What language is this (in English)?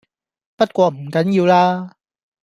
Cantonese